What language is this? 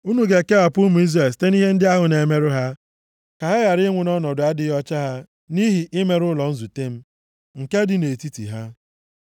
Igbo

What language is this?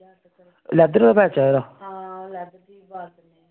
Dogri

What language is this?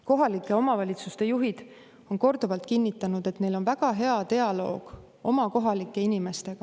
Estonian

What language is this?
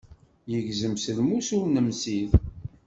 Kabyle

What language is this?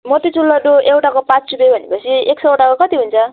Nepali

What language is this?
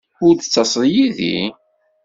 Kabyle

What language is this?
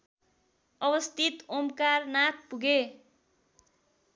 Nepali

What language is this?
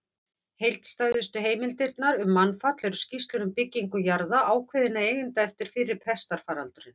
Icelandic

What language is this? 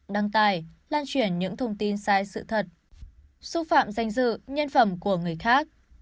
Vietnamese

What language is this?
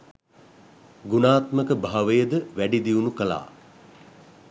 Sinhala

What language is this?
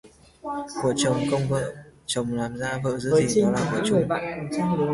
Vietnamese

